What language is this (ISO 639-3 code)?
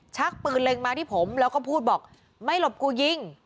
tha